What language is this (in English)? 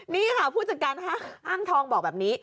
Thai